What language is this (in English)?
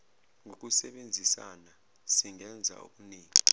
Zulu